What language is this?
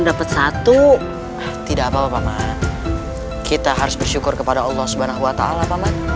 Indonesian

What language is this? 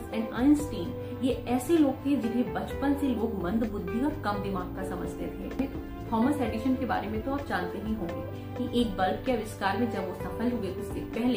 Hindi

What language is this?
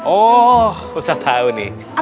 Indonesian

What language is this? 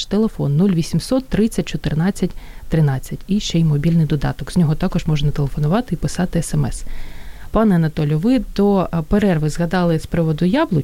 Ukrainian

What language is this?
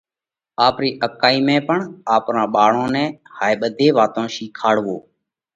Parkari Koli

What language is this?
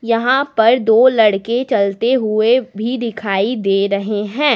Hindi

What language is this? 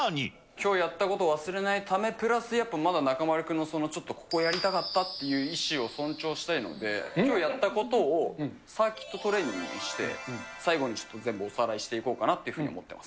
Japanese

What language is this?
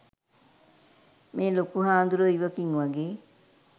Sinhala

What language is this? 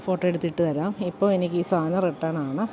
Malayalam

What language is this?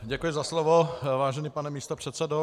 Czech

